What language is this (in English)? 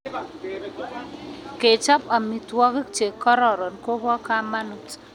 Kalenjin